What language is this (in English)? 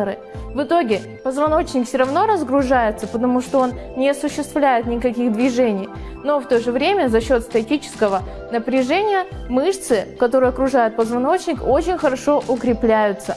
Russian